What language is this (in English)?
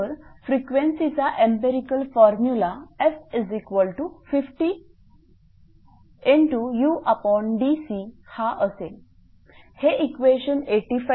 Marathi